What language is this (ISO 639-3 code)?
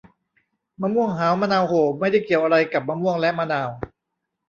tha